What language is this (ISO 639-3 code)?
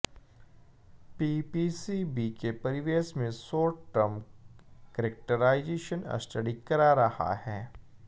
hin